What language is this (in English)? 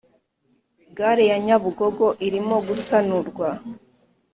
Kinyarwanda